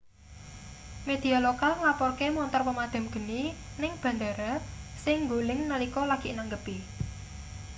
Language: Javanese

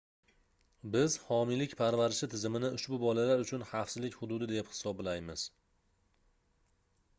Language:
Uzbek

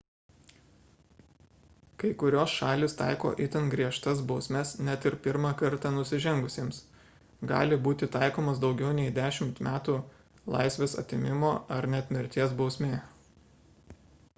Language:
Lithuanian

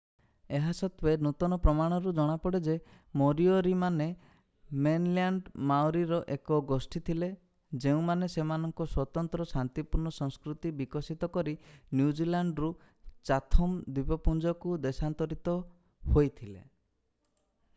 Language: Odia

